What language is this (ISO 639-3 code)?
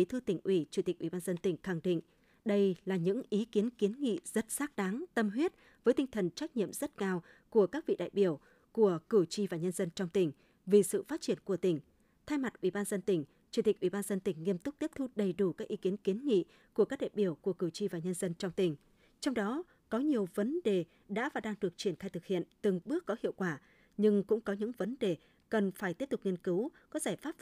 vie